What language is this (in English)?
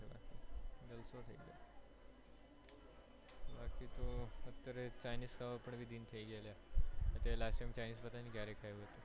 Gujarati